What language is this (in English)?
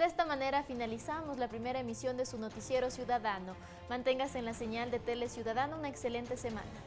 Spanish